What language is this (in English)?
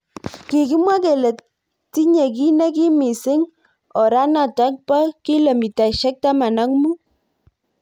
Kalenjin